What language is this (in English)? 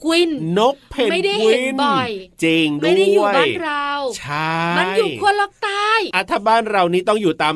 Thai